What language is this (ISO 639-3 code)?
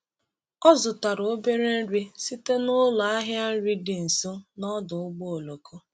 ibo